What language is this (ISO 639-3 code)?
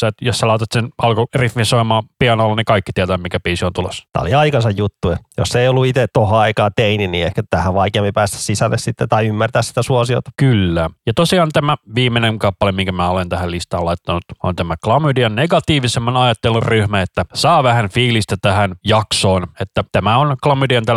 fin